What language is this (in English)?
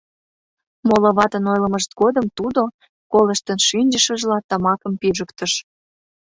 Mari